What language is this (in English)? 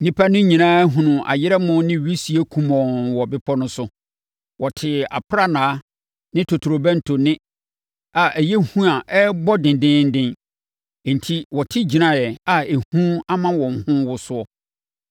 Akan